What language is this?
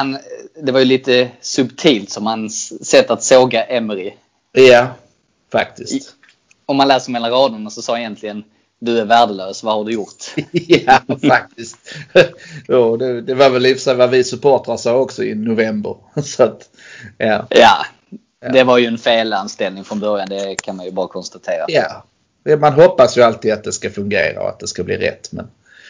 Swedish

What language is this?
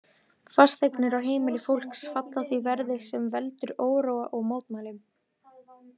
Icelandic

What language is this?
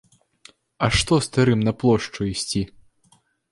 Belarusian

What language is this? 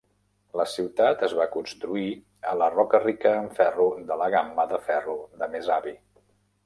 Catalan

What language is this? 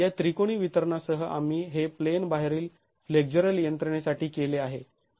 Marathi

